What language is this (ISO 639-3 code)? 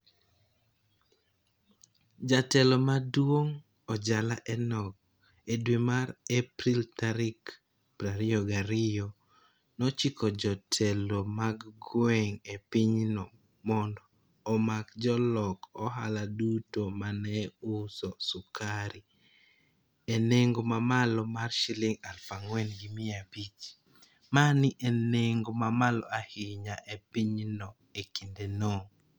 luo